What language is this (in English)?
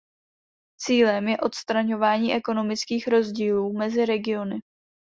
Czech